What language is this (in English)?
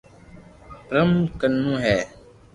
Loarki